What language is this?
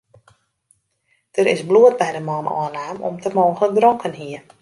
Western Frisian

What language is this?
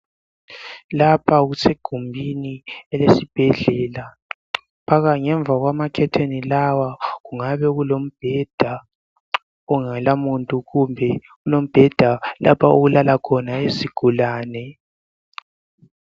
North Ndebele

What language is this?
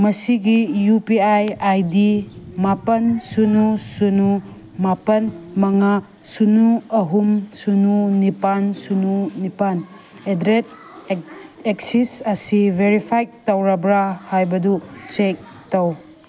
Manipuri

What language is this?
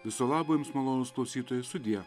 Lithuanian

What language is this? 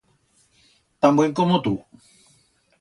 Aragonese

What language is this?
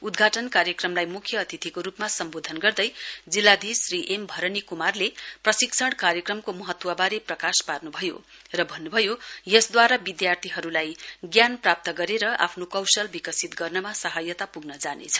Nepali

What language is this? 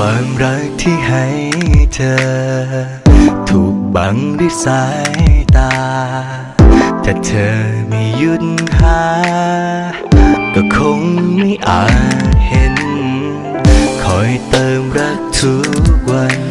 Thai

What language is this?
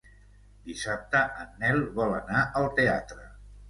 Catalan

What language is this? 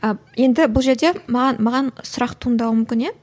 Kazakh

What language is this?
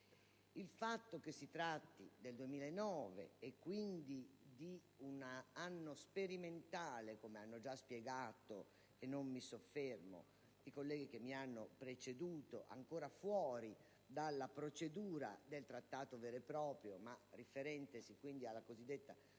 Italian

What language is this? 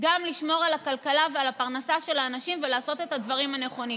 Hebrew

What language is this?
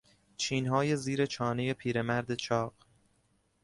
Persian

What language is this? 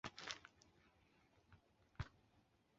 Chinese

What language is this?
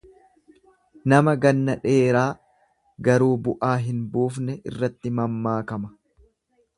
Oromo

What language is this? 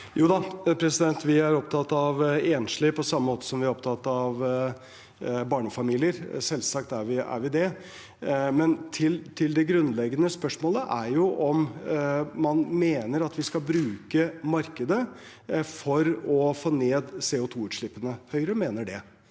Norwegian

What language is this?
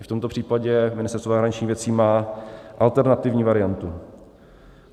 Czech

